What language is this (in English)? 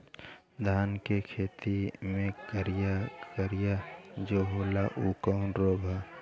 Bhojpuri